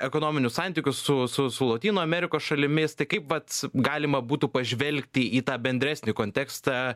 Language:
Lithuanian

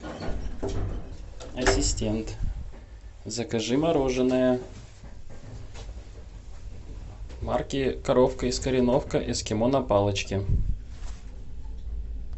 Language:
Russian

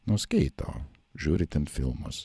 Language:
Lithuanian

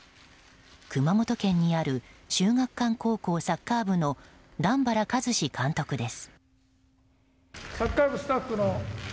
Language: Japanese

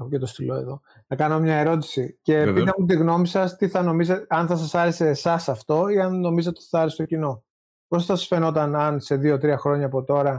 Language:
Greek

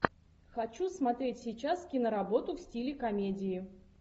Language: Russian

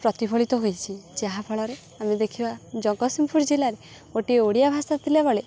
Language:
Odia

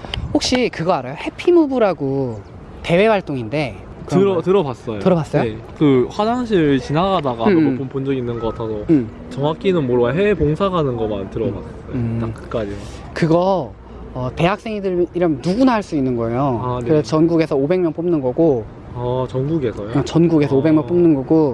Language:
Korean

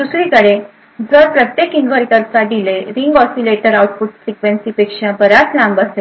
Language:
Marathi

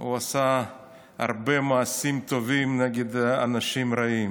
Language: Hebrew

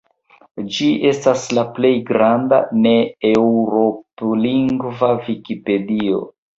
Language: Esperanto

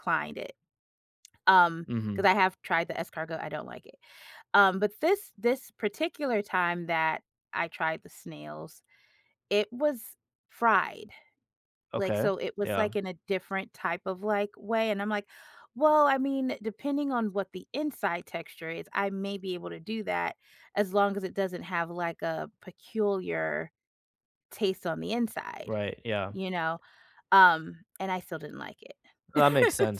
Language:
English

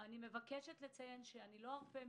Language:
Hebrew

